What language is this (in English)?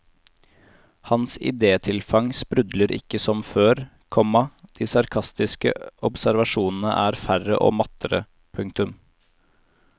Norwegian